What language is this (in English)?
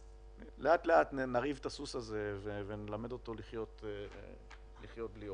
Hebrew